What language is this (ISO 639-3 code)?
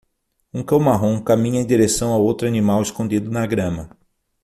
por